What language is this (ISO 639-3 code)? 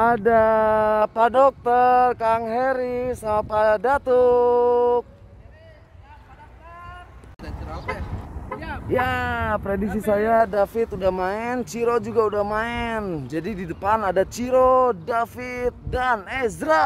ind